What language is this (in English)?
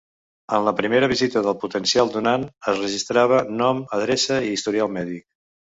Catalan